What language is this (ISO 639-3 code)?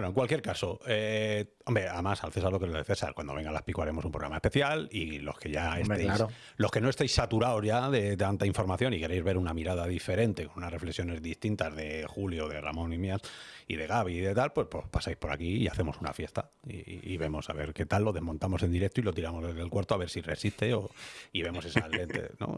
spa